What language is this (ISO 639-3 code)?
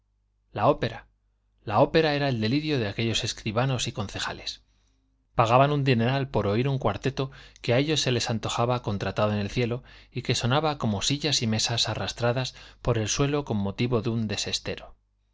spa